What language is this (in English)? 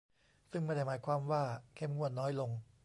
Thai